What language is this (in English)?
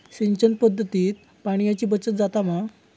Marathi